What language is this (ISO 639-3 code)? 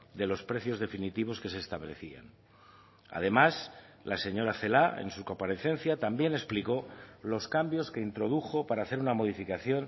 spa